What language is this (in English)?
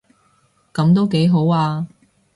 Cantonese